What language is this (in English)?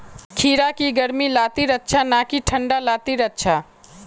Magahi